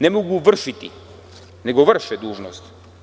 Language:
Serbian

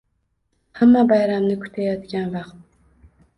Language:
Uzbek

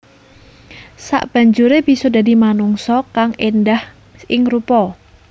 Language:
Javanese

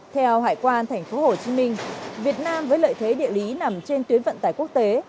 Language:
Vietnamese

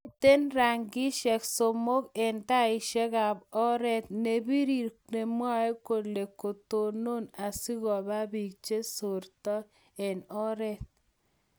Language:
Kalenjin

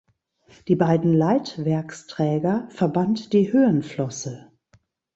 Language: German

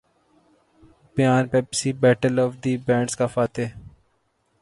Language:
Urdu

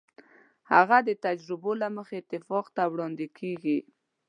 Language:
Pashto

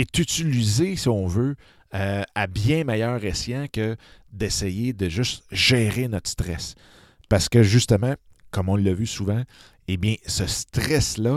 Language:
French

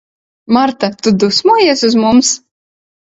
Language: Latvian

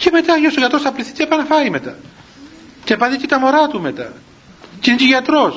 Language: Greek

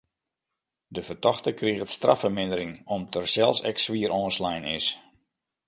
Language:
Western Frisian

